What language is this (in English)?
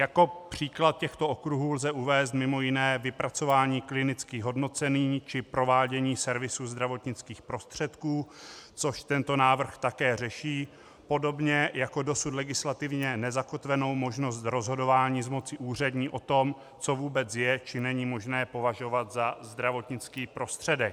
Czech